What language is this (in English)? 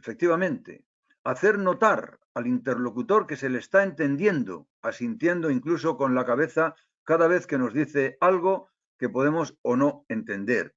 Spanish